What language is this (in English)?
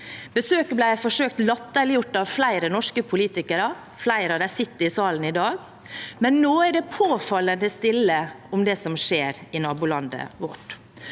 Norwegian